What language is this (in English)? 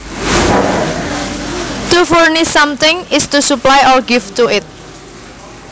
Javanese